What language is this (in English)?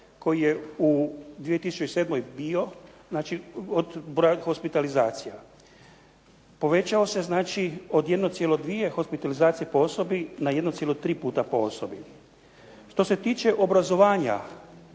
Croatian